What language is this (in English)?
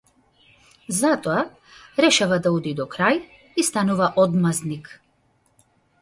Macedonian